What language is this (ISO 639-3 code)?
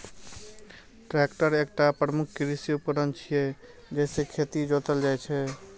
mai